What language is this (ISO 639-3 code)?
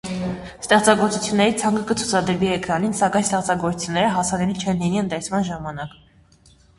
hye